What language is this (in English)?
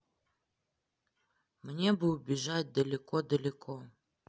Russian